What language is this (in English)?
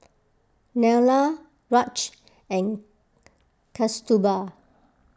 English